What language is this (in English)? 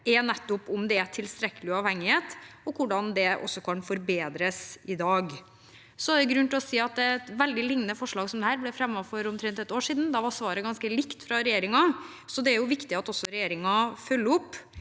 Norwegian